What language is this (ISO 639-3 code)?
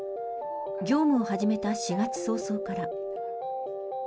jpn